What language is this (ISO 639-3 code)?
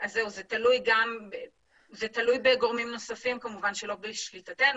heb